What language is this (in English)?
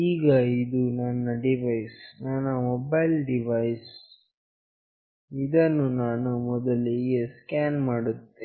Kannada